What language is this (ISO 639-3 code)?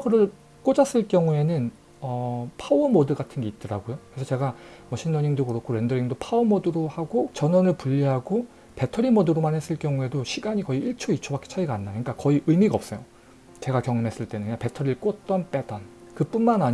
kor